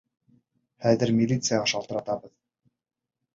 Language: Bashkir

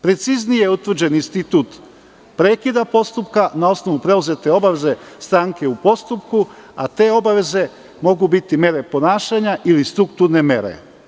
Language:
Serbian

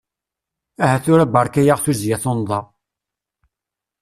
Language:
Kabyle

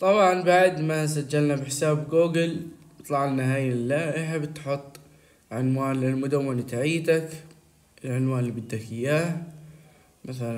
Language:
Arabic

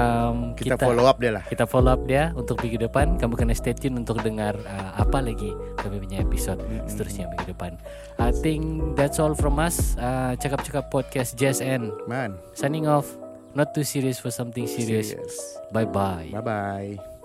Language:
Malay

